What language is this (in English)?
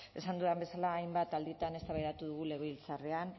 Basque